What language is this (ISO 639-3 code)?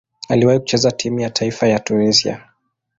swa